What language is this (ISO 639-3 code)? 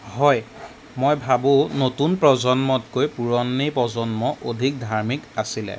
asm